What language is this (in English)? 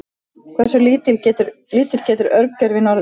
Icelandic